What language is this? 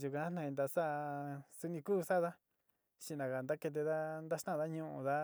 Sinicahua Mixtec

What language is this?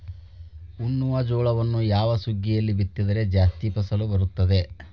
Kannada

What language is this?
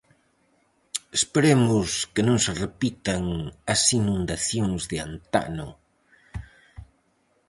Galician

